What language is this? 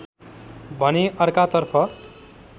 Nepali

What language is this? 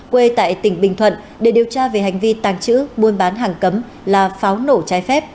Vietnamese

